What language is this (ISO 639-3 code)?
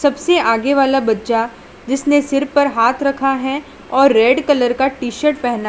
hin